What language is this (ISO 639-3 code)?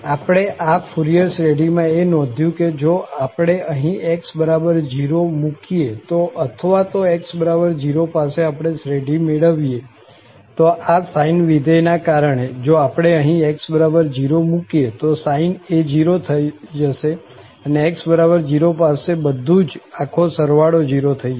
guj